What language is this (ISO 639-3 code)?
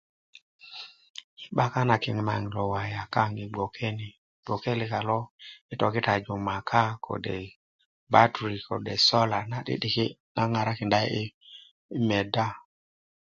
ukv